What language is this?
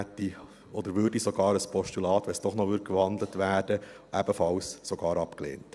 Swiss German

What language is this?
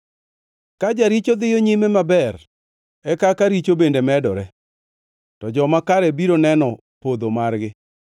Luo (Kenya and Tanzania)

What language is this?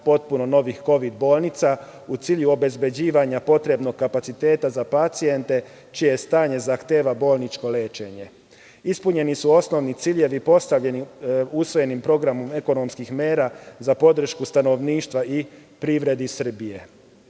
Serbian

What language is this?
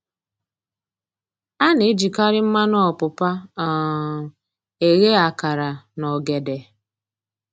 Igbo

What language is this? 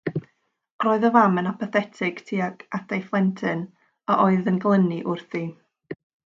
Welsh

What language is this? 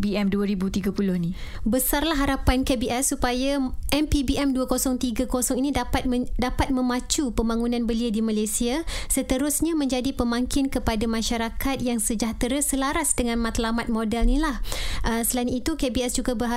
Malay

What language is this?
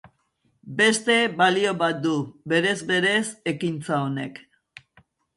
Basque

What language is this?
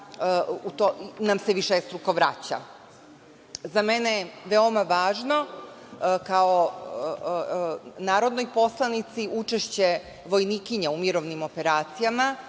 Serbian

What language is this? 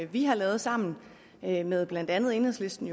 Danish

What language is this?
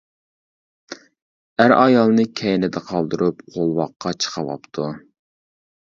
Uyghur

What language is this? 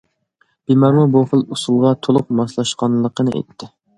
Uyghur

